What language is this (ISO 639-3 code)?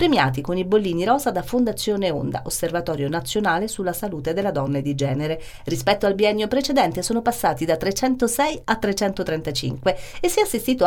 ita